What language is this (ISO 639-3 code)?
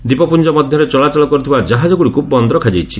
ori